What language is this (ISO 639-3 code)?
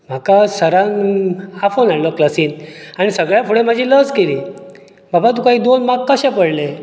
kok